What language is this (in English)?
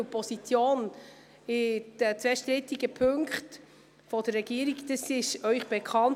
Swiss German